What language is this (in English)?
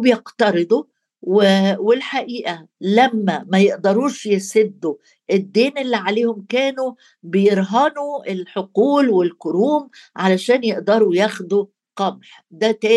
Arabic